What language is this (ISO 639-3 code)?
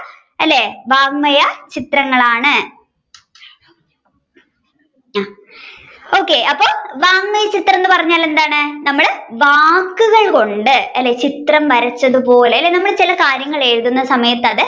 mal